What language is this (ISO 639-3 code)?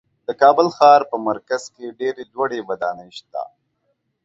pus